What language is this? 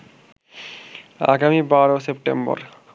Bangla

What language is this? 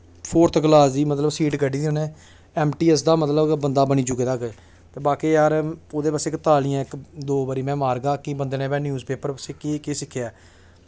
Dogri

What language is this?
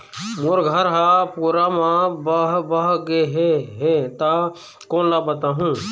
Chhattisgarhi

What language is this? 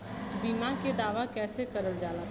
Bhojpuri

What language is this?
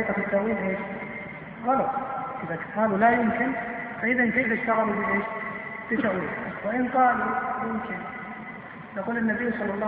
Arabic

